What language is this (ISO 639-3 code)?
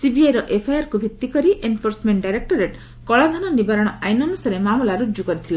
ori